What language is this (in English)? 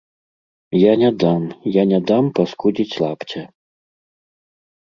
Belarusian